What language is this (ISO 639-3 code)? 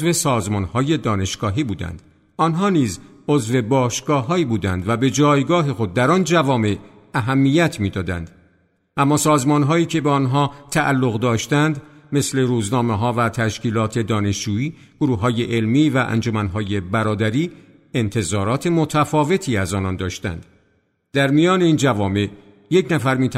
fas